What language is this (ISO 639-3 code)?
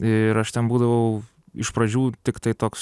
lit